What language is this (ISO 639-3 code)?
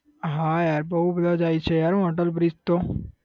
guj